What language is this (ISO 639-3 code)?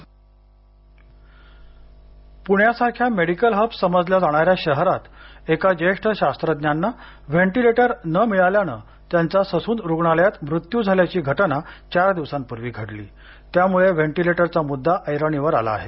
mar